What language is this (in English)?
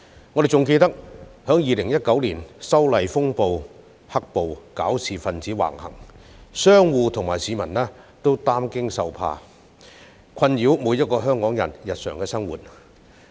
Cantonese